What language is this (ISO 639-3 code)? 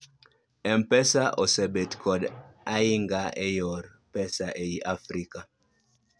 luo